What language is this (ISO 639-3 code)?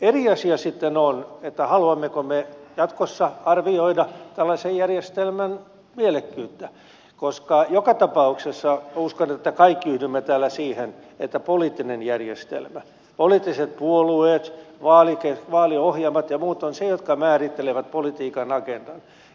fin